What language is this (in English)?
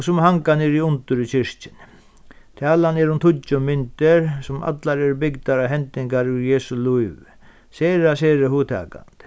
Faroese